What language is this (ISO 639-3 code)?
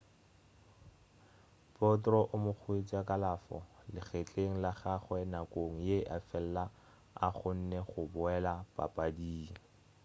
nso